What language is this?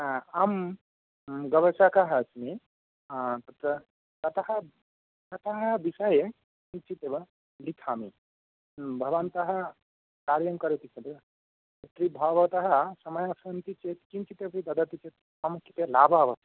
Sanskrit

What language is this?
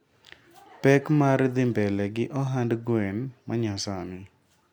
Luo (Kenya and Tanzania)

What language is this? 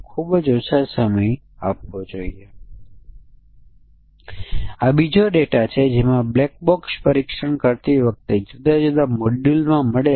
Gujarati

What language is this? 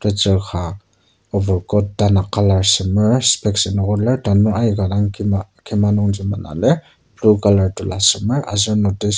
Ao Naga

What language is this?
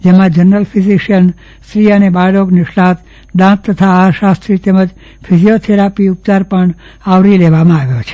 Gujarati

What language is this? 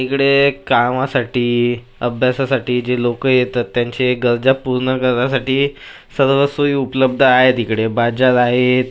Marathi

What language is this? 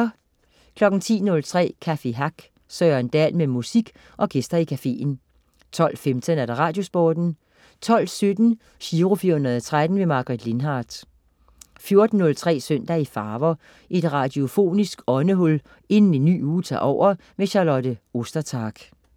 Danish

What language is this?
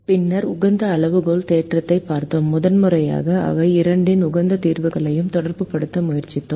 Tamil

